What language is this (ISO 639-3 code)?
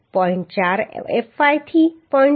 guj